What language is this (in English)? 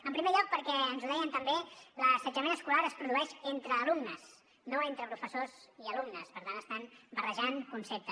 Catalan